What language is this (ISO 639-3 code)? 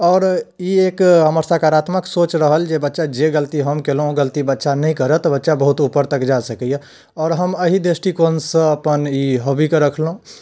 mai